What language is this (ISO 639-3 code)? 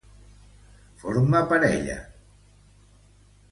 cat